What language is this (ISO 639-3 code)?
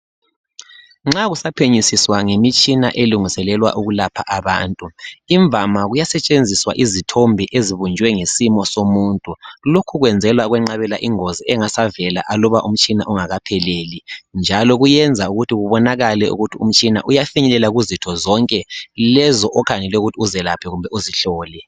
nde